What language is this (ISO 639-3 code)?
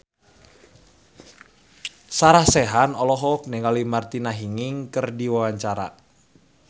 sun